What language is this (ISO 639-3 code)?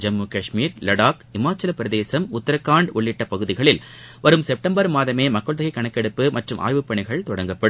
tam